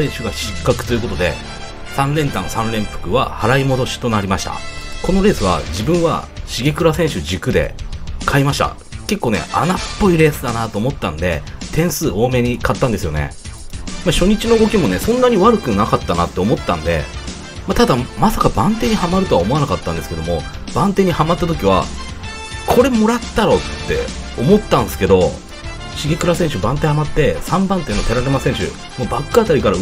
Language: Japanese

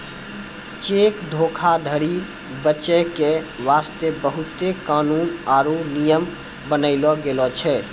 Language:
Maithili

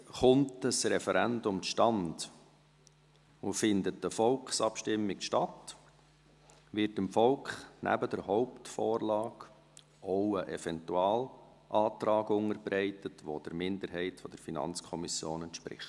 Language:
Swiss German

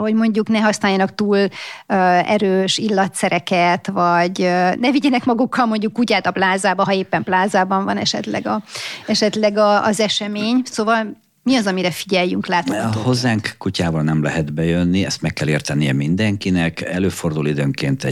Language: Hungarian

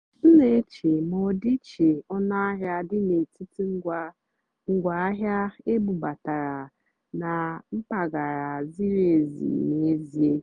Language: Igbo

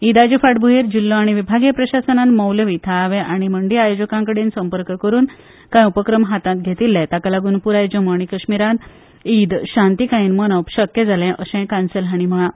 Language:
Konkani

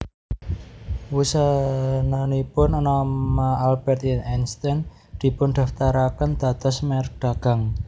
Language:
Javanese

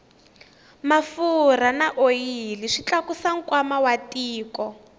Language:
Tsonga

